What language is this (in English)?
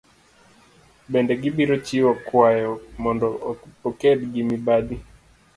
Luo (Kenya and Tanzania)